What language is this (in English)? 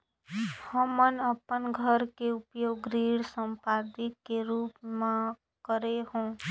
Chhattisgarhi